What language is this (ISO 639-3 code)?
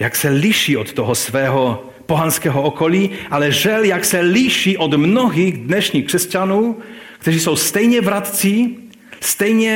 ces